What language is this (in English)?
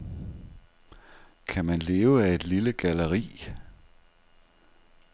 Danish